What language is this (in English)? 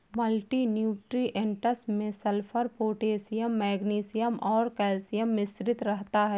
Hindi